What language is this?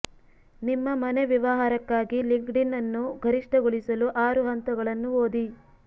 Kannada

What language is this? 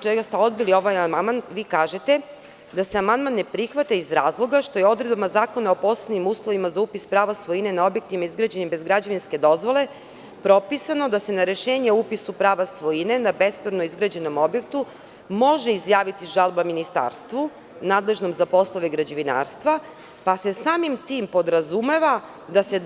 Serbian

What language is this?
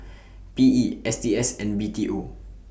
English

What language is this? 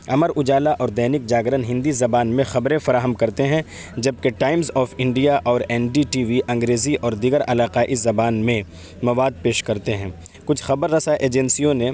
Urdu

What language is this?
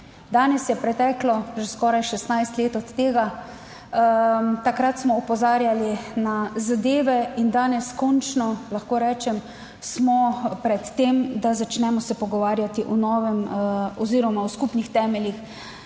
Slovenian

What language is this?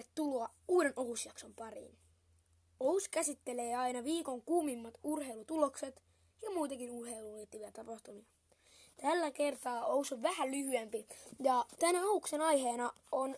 Finnish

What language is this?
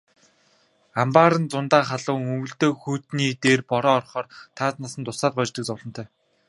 Mongolian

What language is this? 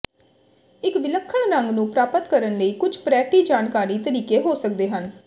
Punjabi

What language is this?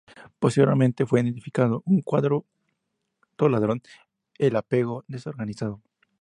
Spanish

